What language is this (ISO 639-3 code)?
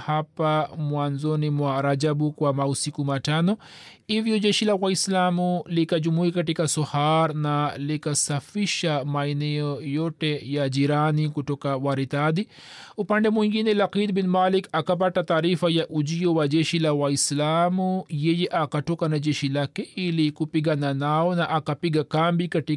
swa